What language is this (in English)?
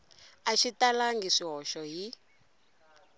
Tsonga